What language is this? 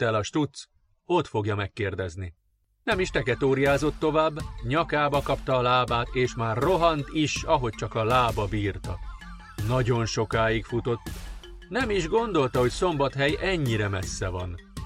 Hungarian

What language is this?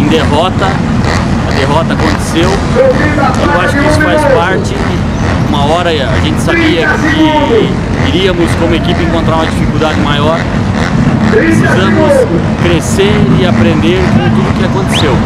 Portuguese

